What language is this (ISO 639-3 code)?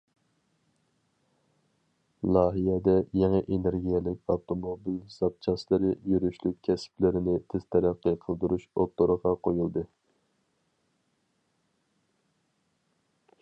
uig